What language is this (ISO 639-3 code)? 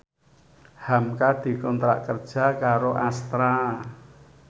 jav